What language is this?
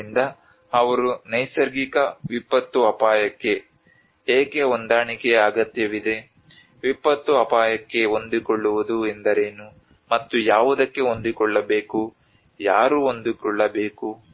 Kannada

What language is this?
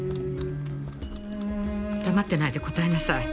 Japanese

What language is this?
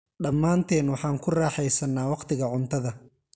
Somali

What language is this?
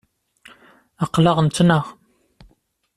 Kabyle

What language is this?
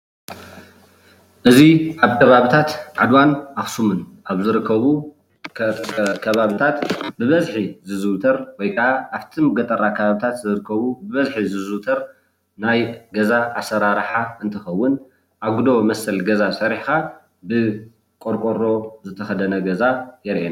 Tigrinya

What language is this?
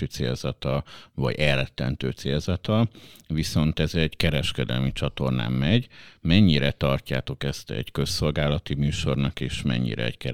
Hungarian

